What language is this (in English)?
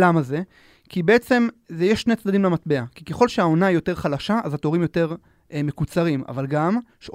Hebrew